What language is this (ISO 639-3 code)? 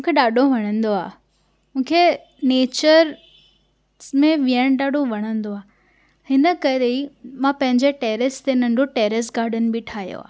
snd